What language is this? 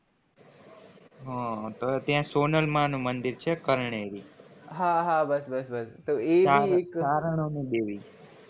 Gujarati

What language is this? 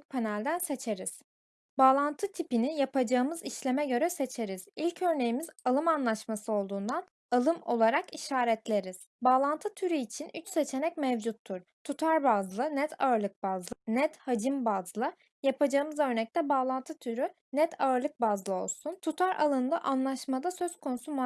Turkish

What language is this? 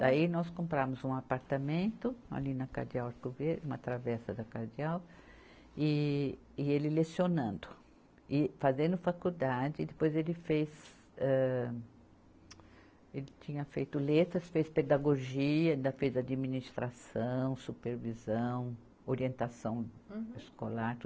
Portuguese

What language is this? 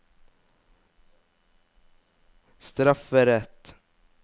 Norwegian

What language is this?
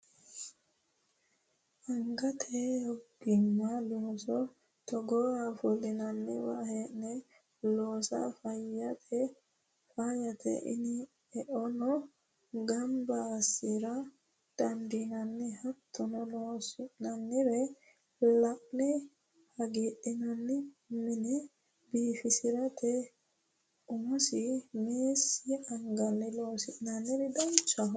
Sidamo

